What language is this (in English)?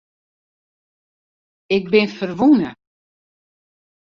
Western Frisian